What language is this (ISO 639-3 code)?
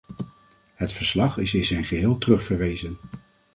nld